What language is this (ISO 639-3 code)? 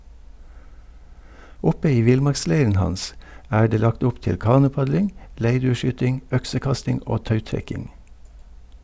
nor